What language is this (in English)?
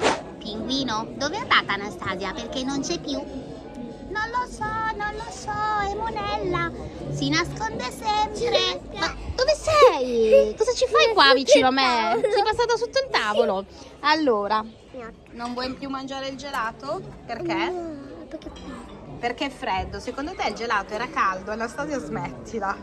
Italian